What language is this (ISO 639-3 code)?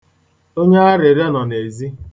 ibo